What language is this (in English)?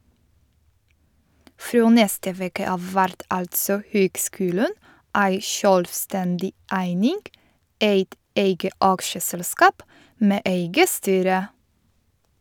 Norwegian